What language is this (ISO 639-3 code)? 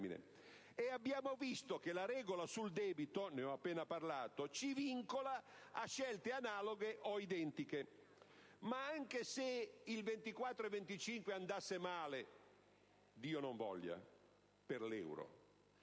ita